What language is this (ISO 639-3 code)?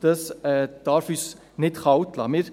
gsw